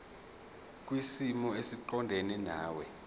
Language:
Zulu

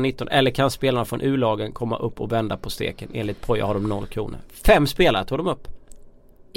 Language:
Swedish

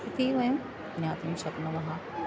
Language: Sanskrit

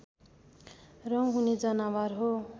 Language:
Nepali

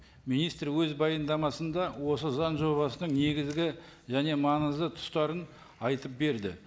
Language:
Kazakh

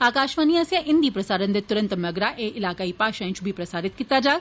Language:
Dogri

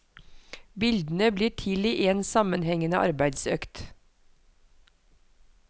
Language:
Norwegian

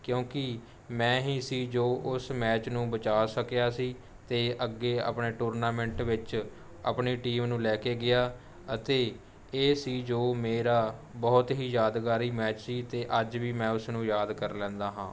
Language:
Punjabi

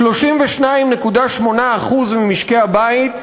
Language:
Hebrew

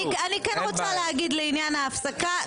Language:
Hebrew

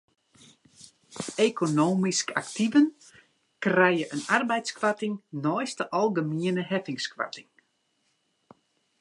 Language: Western Frisian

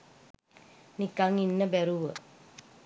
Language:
Sinhala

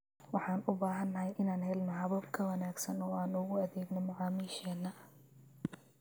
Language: Somali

